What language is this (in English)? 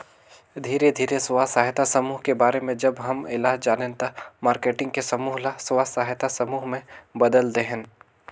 Chhattisgarhi